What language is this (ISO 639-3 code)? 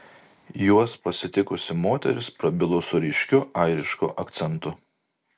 lit